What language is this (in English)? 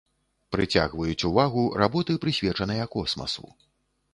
Belarusian